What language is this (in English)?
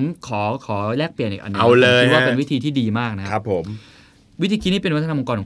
Thai